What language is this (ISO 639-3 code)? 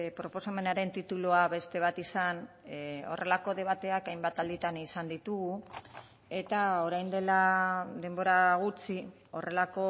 eus